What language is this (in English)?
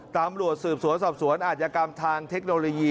Thai